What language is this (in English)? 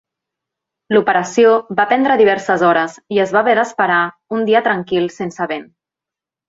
Catalan